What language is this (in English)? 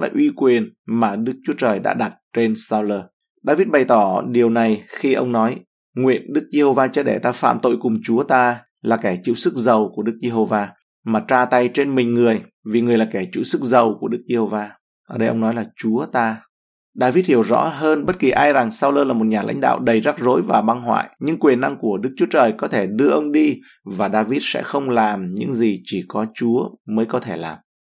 Vietnamese